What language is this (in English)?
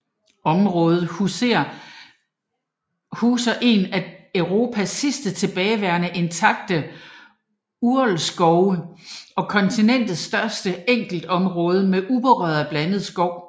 Danish